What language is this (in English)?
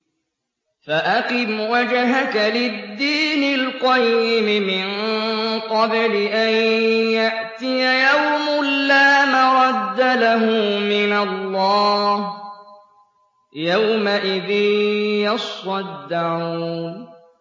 Arabic